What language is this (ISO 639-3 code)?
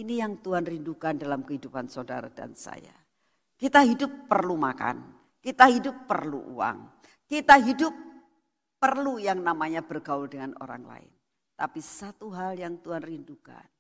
ind